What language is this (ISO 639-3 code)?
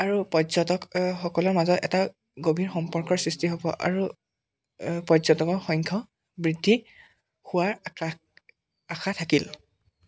asm